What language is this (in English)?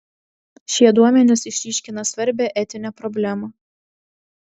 Lithuanian